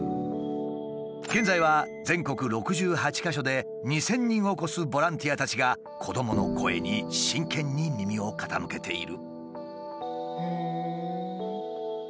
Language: Japanese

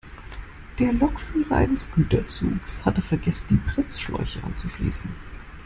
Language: German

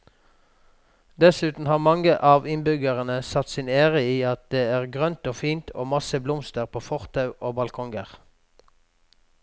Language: Norwegian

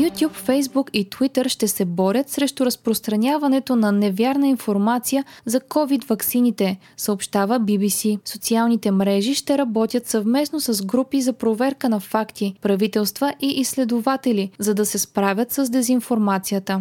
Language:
Bulgarian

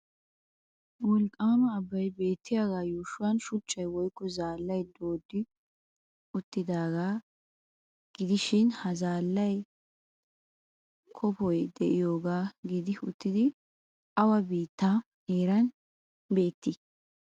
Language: Wolaytta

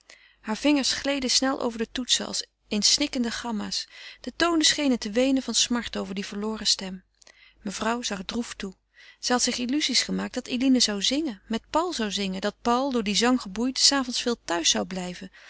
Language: Dutch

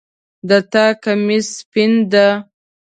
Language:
Pashto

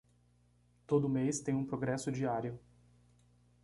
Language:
Portuguese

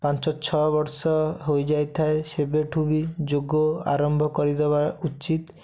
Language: Odia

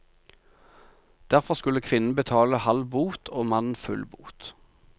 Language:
Norwegian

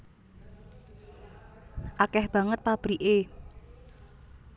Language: Javanese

